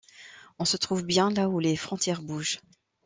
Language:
French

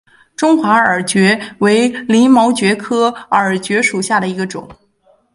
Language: Chinese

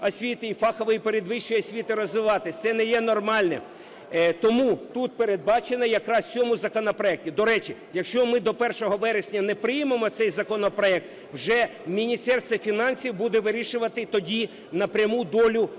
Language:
Ukrainian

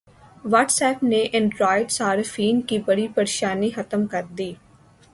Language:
Urdu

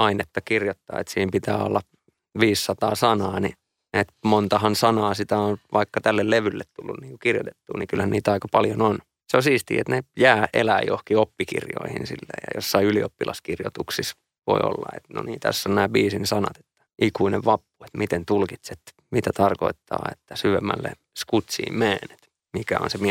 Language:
Finnish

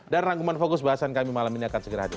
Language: Indonesian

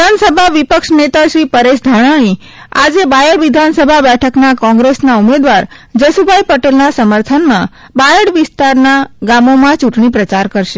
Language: Gujarati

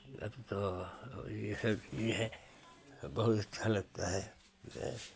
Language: Hindi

